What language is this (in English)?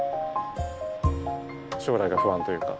Japanese